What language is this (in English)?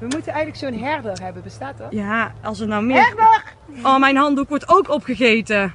Dutch